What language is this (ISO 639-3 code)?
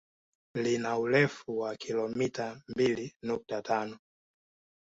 swa